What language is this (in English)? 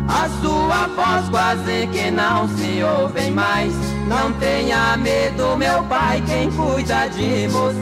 Portuguese